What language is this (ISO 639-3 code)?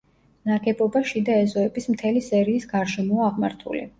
kat